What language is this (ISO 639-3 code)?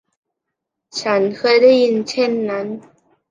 tha